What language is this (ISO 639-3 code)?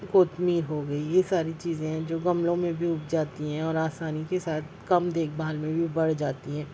urd